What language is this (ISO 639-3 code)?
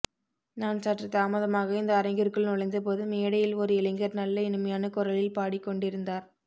tam